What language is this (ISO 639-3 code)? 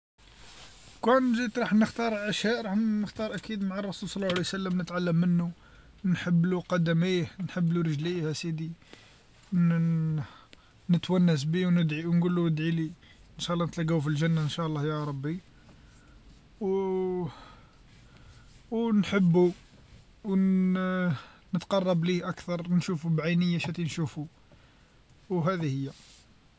arq